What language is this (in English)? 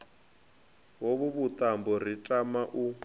Venda